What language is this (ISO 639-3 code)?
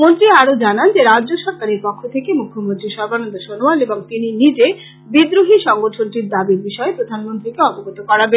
ben